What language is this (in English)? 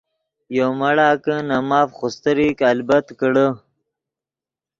Yidgha